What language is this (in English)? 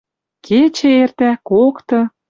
Western Mari